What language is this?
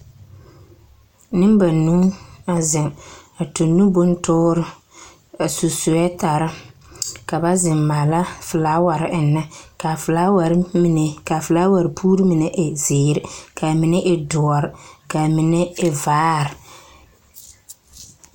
Southern Dagaare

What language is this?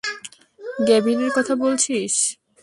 Bangla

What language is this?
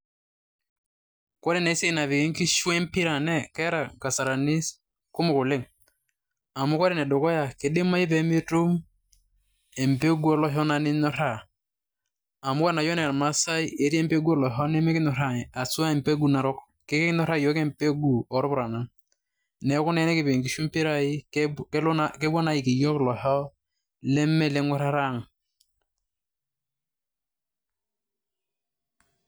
Masai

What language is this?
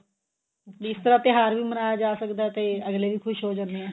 Punjabi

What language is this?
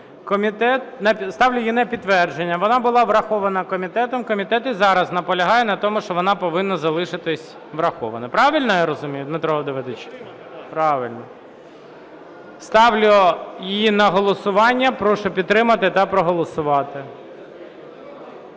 Ukrainian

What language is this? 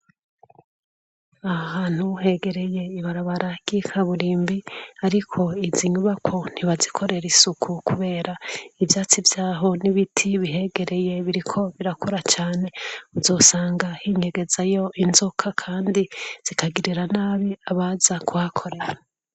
Rundi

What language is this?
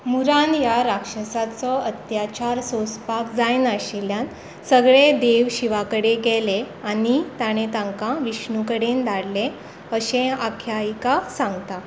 Konkani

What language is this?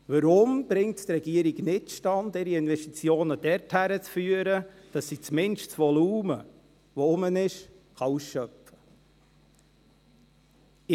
Swiss German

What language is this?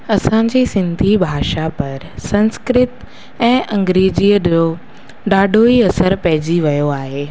Sindhi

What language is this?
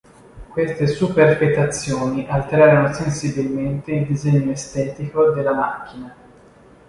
Italian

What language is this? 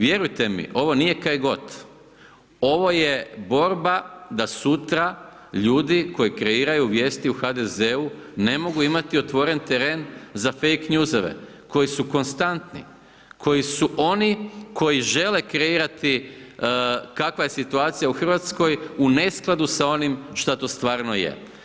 Croatian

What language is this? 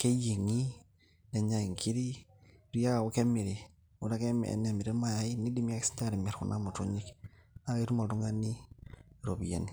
Masai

